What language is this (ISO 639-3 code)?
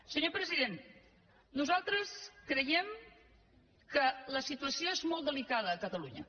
cat